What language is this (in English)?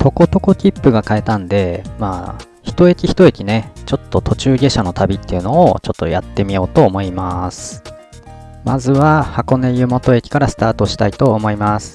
Japanese